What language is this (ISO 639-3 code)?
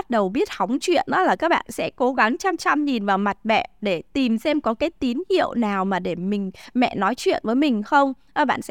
vie